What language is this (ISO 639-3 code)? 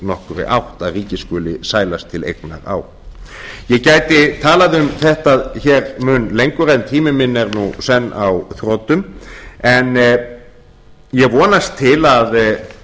isl